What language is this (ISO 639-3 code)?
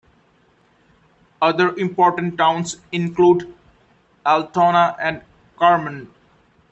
eng